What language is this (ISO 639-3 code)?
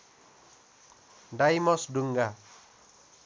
nep